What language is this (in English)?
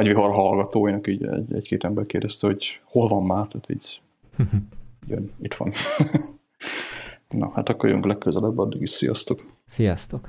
Hungarian